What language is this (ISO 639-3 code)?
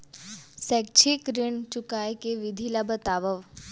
hne